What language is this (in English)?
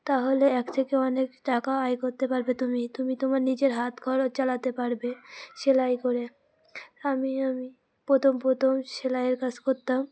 Bangla